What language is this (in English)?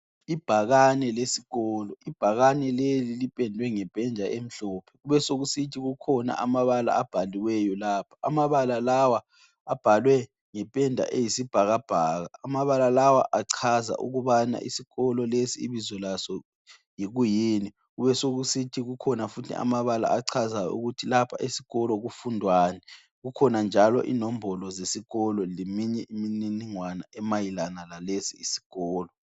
North Ndebele